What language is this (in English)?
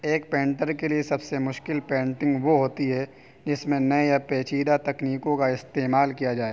Urdu